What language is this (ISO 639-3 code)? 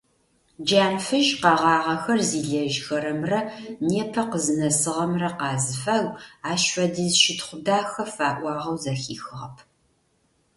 ady